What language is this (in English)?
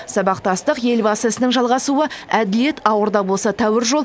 Kazakh